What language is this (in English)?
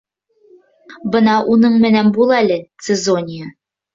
Bashkir